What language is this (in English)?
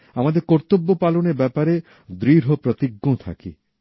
Bangla